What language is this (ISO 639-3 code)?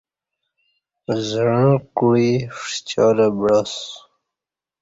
bsh